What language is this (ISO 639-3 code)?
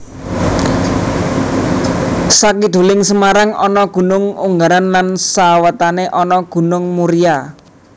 jav